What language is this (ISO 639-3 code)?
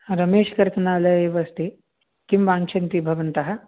san